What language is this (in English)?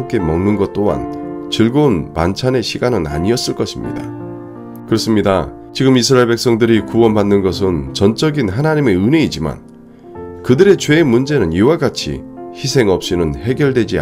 Korean